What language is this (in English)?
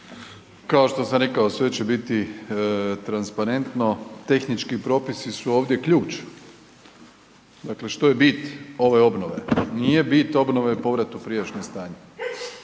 Croatian